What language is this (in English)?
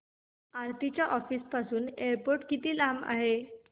Marathi